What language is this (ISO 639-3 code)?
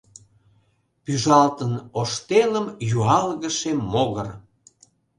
chm